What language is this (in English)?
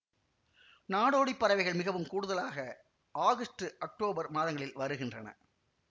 Tamil